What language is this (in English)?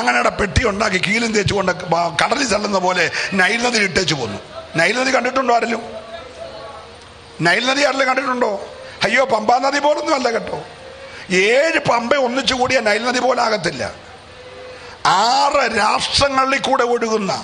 Romanian